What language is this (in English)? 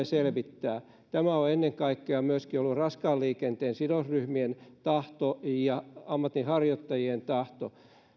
Finnish